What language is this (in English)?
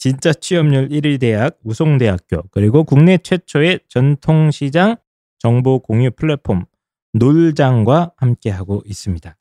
Korean